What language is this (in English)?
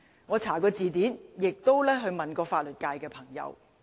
Cantonese